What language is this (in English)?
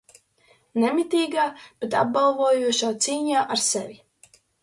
Latvian